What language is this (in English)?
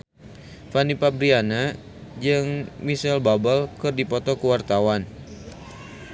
Sundanese